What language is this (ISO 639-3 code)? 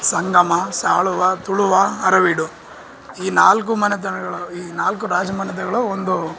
kan